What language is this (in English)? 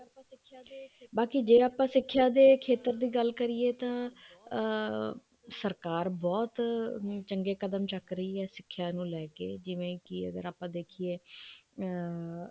Punjabi